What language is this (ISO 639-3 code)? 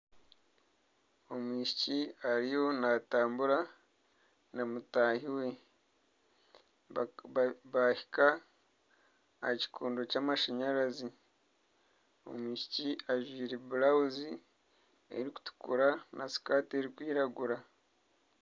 nyn